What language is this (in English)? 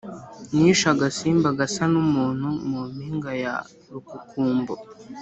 Kinyarwanda